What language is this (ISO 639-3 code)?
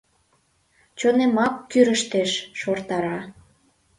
chm